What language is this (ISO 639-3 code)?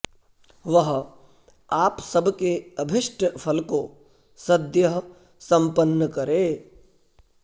san